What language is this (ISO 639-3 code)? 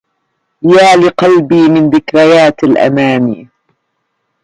ara